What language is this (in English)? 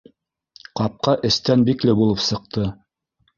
Bashkir